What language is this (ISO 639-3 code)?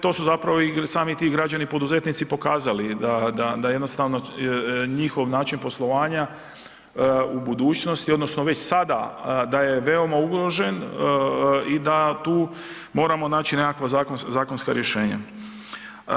hrv